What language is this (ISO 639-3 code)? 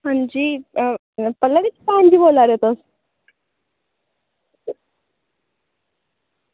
doi